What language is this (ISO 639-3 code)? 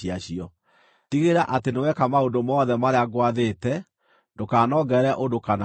kik